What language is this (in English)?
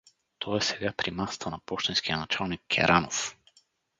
Bulgarian